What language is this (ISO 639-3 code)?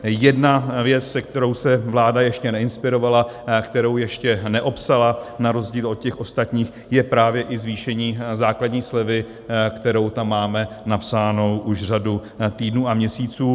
ces